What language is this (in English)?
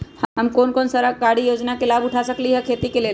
Magahi